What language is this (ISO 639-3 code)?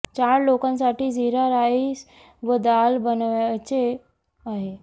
mar